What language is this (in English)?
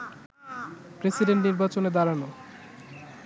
Bangla